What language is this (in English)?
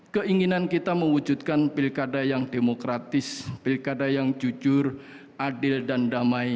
Indonesian